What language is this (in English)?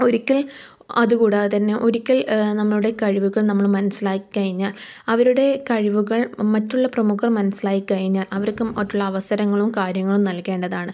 Malayalam